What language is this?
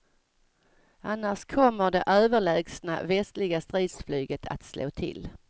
Swedish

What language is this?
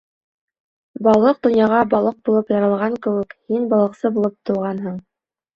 Bashkir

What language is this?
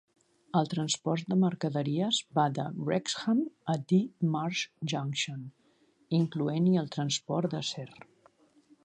Catalan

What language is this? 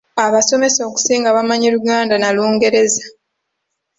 Ganda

